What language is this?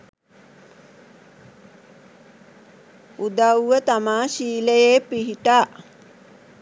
Sinhala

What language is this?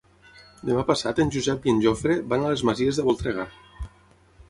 Catalan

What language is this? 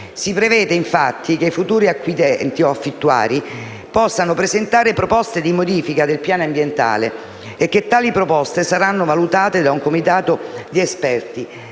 Italian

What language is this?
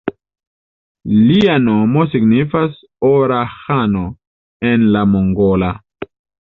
Esperanto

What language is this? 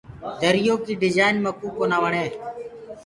Gurgula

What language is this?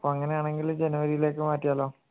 Malayalam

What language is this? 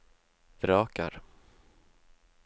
Norwegian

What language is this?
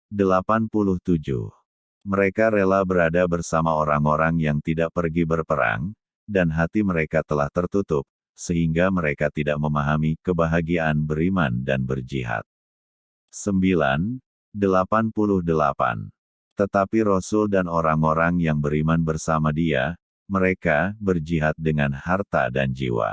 Indonesian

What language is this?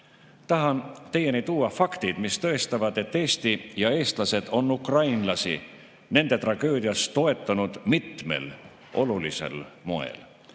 Estonian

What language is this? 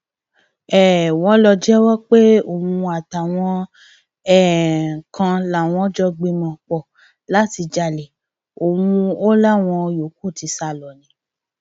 Yoruba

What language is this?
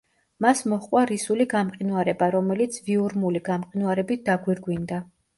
Georgian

